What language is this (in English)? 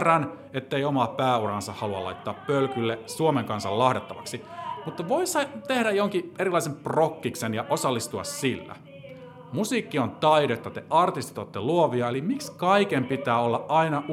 Finnish